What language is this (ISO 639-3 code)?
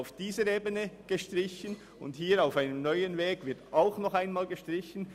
gsw